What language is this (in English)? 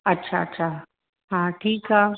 Sindhi